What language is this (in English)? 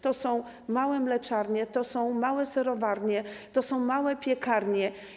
Polish